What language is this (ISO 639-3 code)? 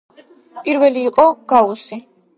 kat